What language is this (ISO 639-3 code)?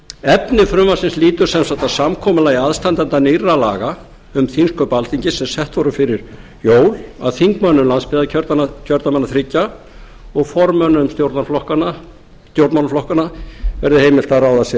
isl